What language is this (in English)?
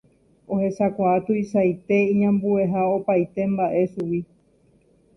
Guarani